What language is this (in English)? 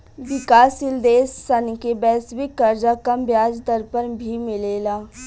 Bhojpuri